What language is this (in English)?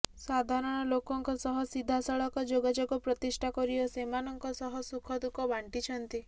Odia